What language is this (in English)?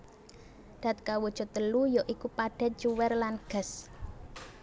Javanese